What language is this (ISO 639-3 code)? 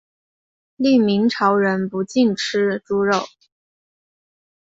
zho